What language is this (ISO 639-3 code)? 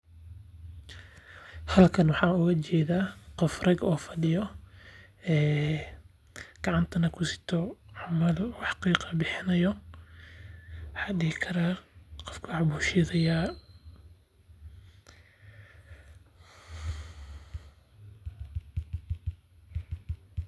som